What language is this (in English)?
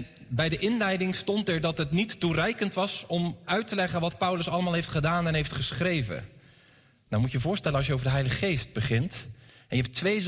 Dutch